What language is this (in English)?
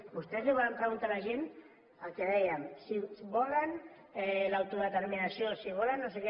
Catalan